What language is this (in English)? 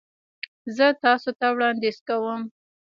Pashto